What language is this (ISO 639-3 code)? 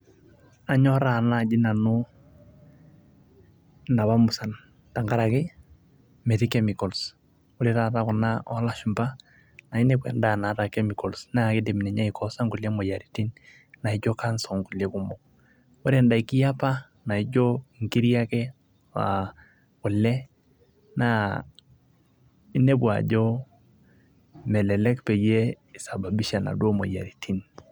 mas